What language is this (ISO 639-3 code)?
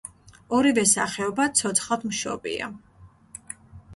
kat